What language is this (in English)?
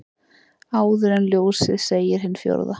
Icelandic